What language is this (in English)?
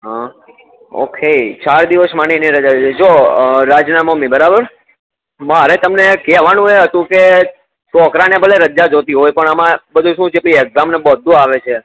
Gujarati